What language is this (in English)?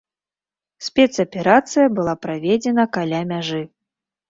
Belarusian